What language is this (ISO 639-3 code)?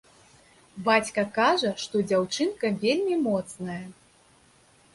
bel